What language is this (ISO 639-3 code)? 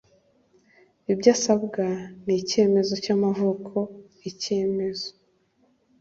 kin